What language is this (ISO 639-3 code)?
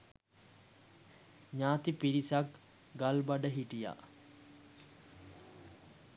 sin